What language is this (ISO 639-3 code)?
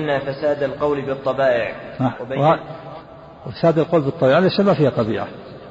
ara